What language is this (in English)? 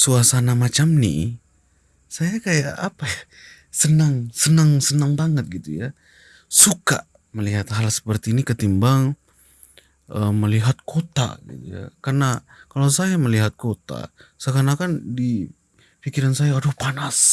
Indonesian